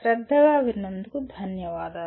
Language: Telugu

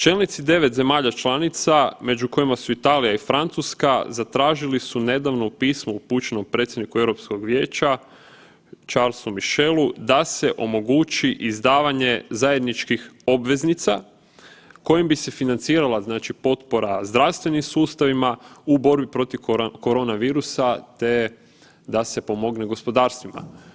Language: Croatian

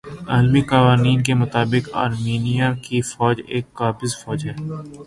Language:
Urdu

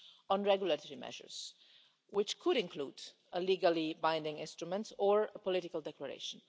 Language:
English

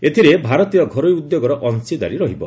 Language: Odia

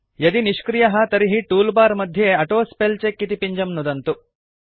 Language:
Sanskrit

